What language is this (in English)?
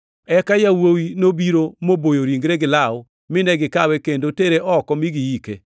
Luo (Kenya and Tanzania)